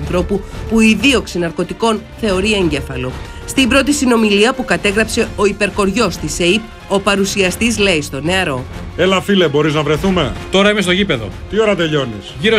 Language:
Greek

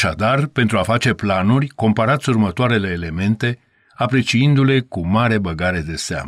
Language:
Romanian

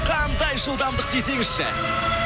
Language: Kazakh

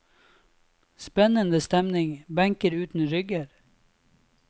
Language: Norwegian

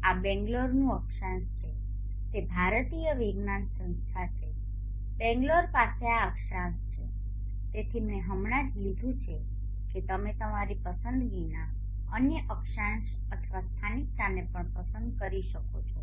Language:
Gujarati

